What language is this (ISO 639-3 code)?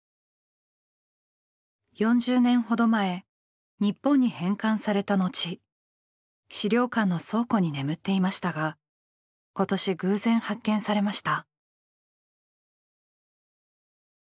jpn